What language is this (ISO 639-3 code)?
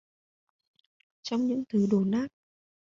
vie